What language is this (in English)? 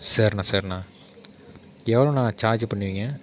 Tamil